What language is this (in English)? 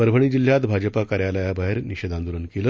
Marathi